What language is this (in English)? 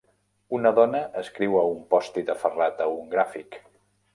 Catalan